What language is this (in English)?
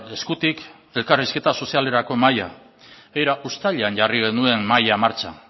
Basque